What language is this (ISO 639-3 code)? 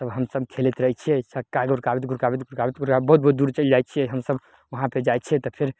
mai